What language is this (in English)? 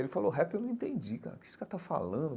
Portuguese